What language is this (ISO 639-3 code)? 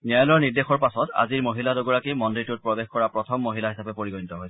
asm